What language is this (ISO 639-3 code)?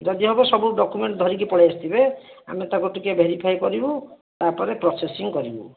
ori